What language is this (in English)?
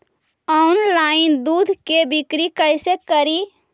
Magahi